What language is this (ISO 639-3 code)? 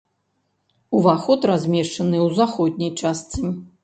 bel